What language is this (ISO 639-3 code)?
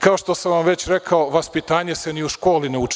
srp